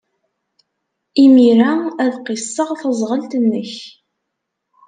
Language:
Kabyle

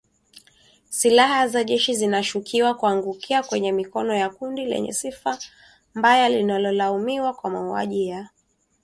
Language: Swahili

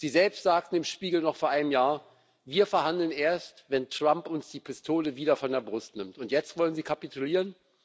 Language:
German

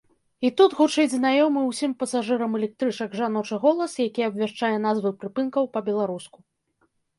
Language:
Belarusian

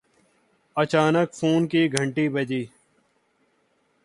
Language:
Urdu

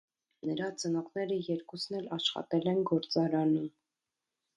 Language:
Armenian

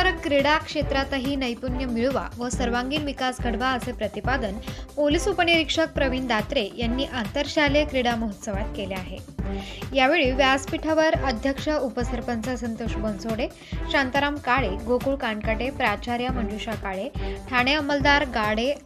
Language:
Marathi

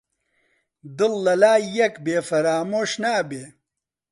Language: Central Kurdish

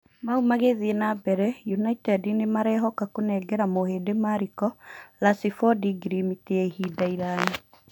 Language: Kikuyu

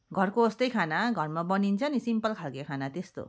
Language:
Nepali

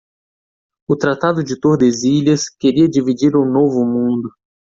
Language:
Portuguese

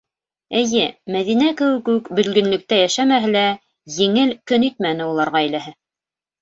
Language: Bashkir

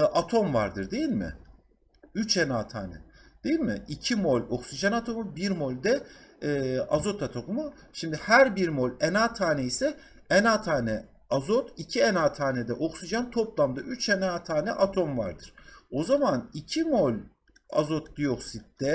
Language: Turkish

